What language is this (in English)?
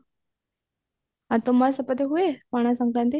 Odia